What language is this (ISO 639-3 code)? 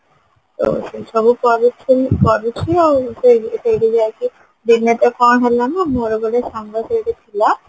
ori